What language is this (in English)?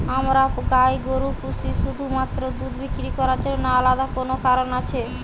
Bangla